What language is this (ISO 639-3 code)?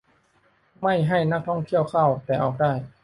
tha